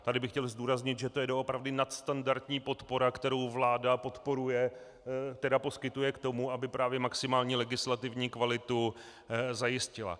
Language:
Czech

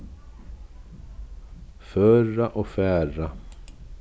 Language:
Faroese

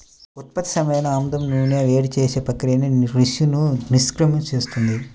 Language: Telugu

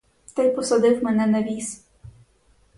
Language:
Ukrainian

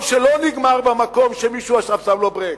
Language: Hebrew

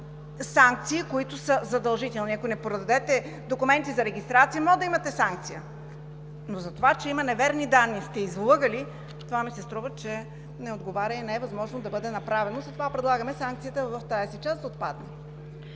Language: Bulgarian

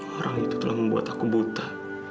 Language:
Indonesian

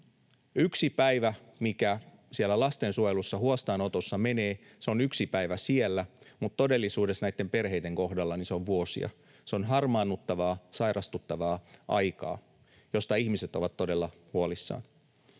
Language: Finnish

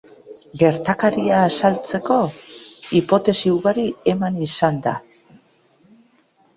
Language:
Basque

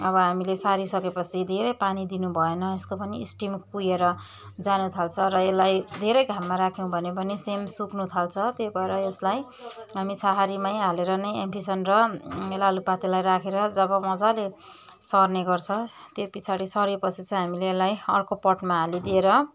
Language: Nepali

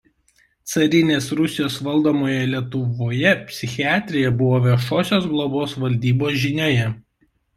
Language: Lithuanian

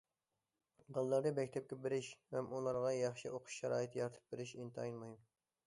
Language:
Uyghur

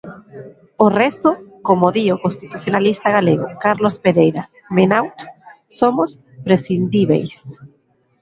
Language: Galician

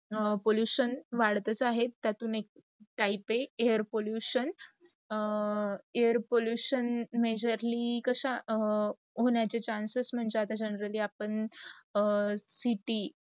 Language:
Marathi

